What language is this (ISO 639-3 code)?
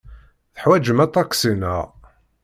kab